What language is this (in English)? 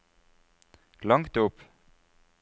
Norwegian